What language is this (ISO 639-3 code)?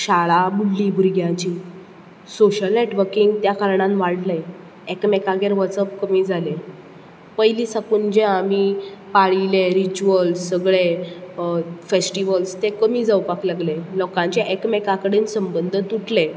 kok